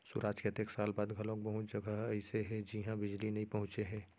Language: Chhattisgarhi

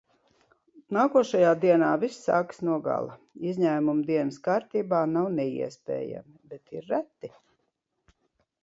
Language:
Latvian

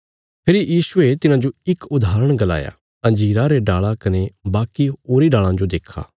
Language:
Bilaspuri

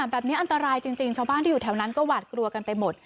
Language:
Thai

